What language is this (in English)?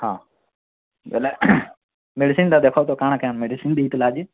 Odia